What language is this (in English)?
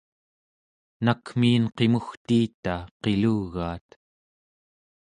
Central Yupik